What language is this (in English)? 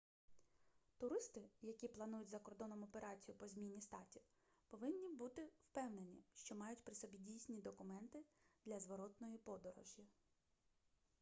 Ukrainian